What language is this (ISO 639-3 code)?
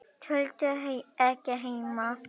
isl